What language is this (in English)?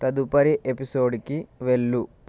Telugu